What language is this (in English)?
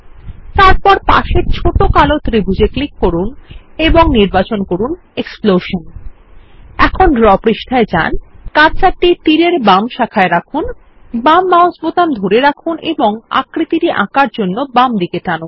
Bangla